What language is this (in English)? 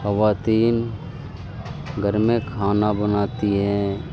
Urdu